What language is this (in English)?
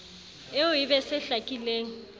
Southern Sotho